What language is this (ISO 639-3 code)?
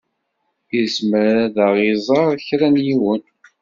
kab